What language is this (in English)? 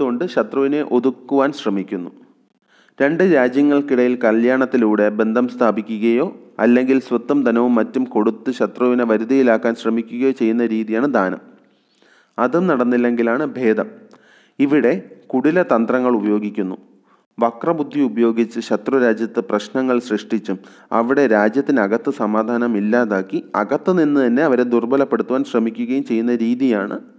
Malayalam